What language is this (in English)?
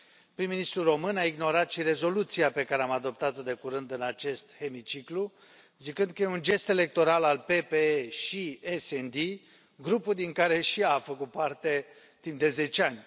Romanian